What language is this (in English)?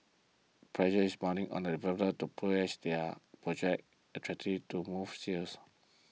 English